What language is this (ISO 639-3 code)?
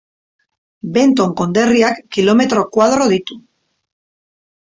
eus